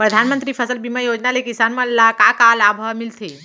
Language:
Chhattisgarhi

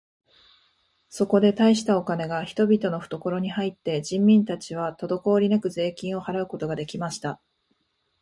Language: Japanese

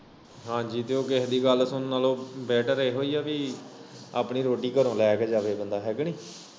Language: Punjabi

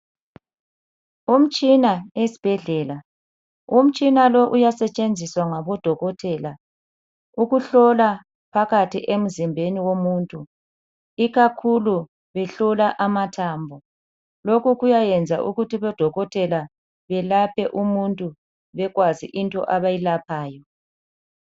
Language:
North Ndebele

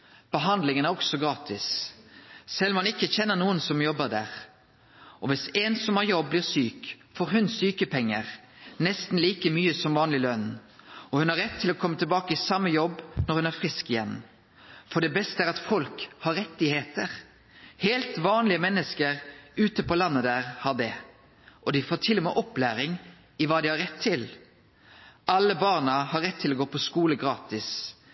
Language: Norwegian Nynorsk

